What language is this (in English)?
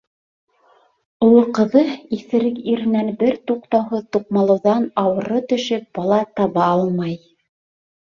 Bashkir